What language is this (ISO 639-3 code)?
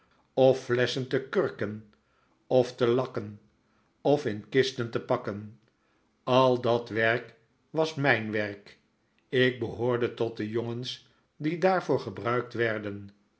nld